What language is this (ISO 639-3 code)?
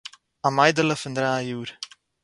yid